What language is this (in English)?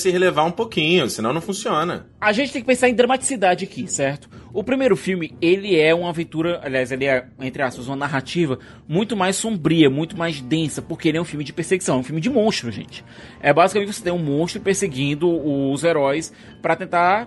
Portuguese